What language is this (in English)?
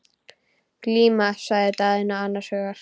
Icelandic